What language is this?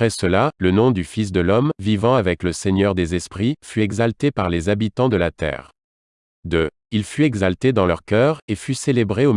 French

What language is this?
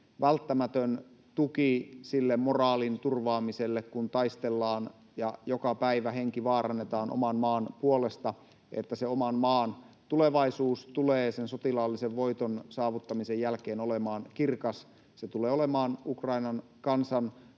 Finnish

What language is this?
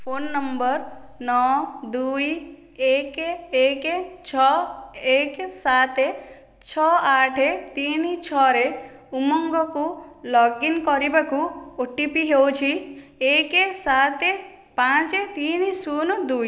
Odia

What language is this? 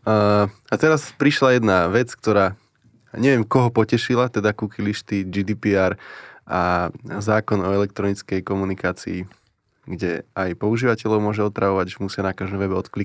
Slovak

